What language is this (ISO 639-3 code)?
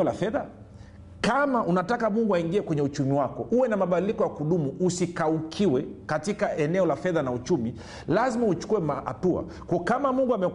swa